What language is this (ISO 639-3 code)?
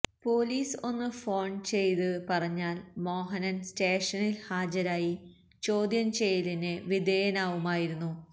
mal